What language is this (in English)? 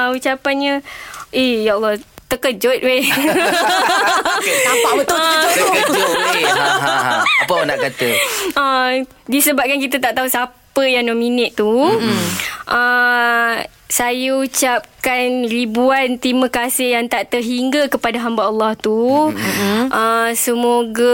Malay